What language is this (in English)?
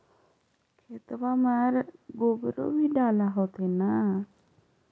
Magahi